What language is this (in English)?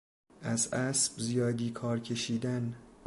Persian